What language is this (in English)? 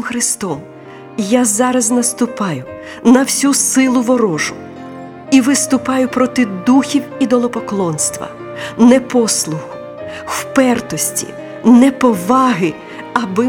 Ukrainian